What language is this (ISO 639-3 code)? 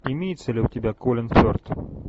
rus